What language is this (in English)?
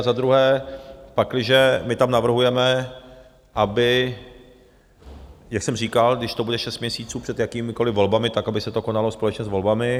Czech